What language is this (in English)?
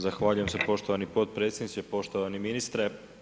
Croatian